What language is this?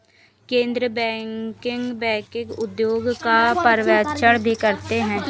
Hindi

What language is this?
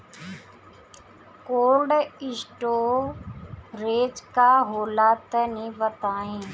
Bhojpuri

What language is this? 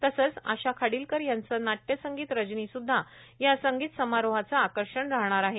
Marathi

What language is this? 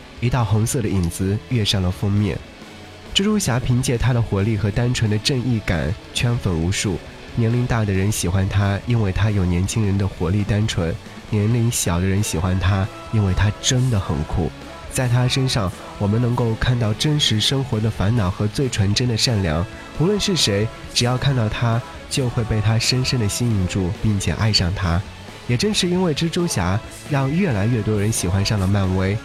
Chinese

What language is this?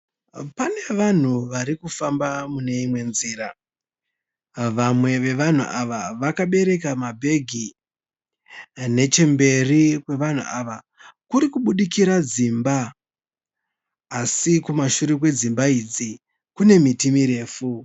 Shona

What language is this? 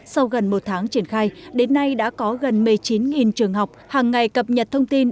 Vietnamese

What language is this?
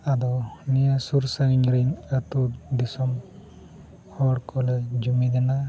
Santali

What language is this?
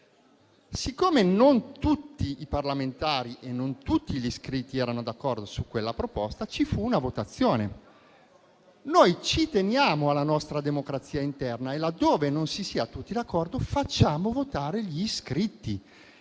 Italian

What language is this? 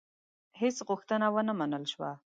Pashto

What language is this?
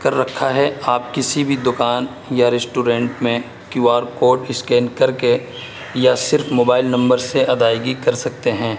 Urdu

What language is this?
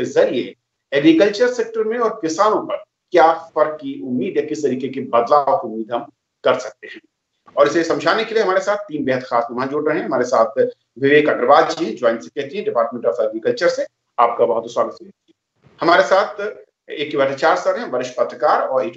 Hindi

